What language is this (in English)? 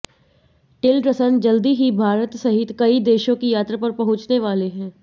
Hindi